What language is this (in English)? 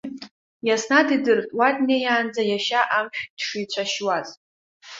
Abkhazian